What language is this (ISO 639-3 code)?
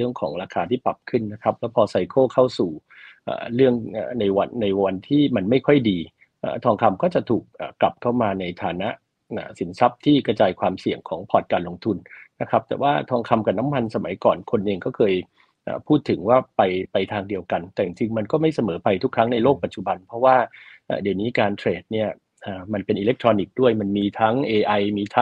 tha